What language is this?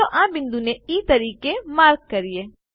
Gujarati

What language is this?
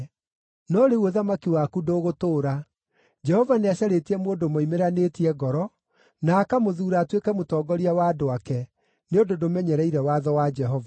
Kikuyu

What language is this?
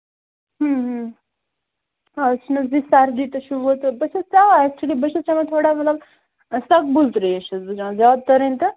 Kashmiri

